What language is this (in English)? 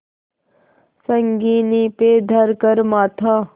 Hindi